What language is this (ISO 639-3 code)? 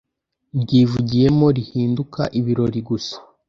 kin